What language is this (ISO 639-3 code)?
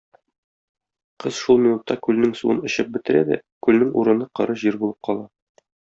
tat